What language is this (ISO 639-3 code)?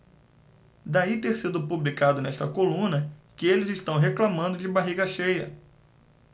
por